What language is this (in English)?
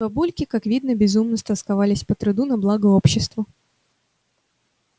Russian